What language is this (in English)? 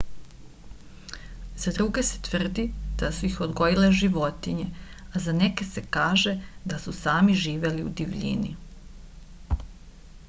Serbian